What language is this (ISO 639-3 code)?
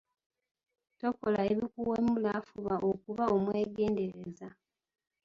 lug